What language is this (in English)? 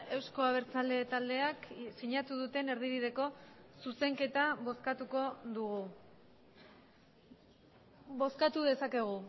Basque